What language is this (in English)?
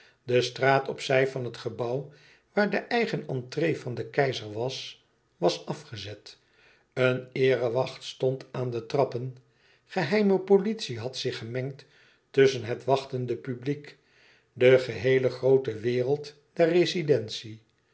Dutch